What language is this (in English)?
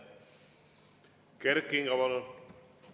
Estonian